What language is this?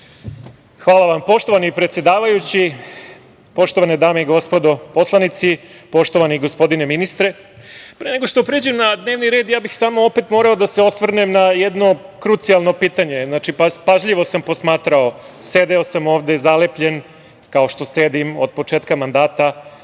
Serbian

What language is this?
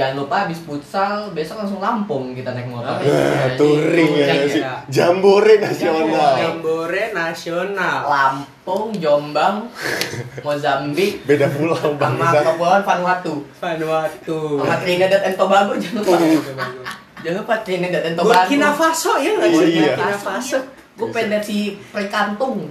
Indonesian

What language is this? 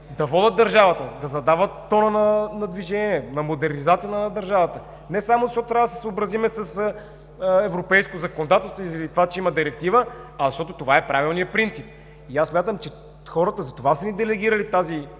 Bulgarian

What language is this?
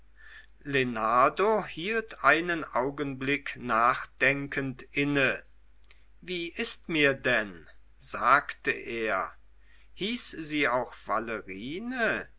German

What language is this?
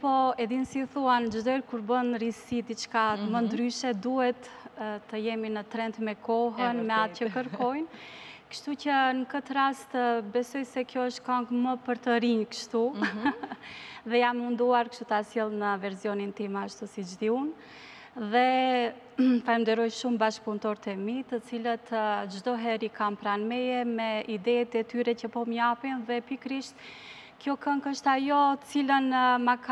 Romanian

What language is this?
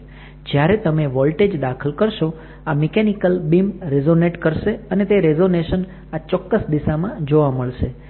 Gujarati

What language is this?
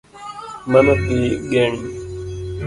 Luo (Kenya and Tanzania)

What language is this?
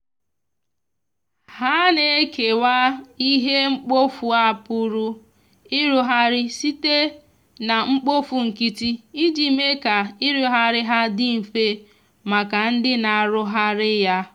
Igbo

